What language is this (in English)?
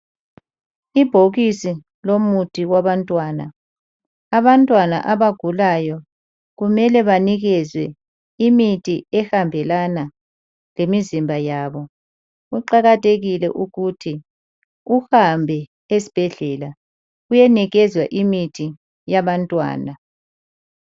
North Ndebele